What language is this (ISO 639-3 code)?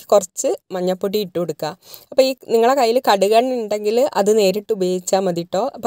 mal